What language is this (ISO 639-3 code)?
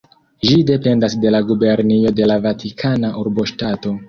epo